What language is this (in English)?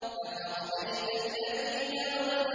Arabic